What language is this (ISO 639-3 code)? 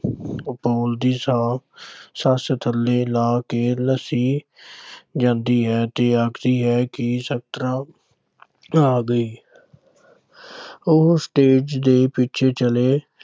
pan